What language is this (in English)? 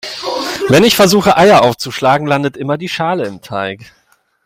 German